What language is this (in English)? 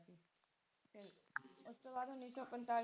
Punjabi